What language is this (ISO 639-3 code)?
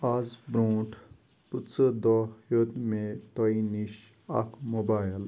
kas